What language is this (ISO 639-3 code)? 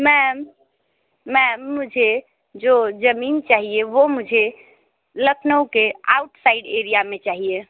hin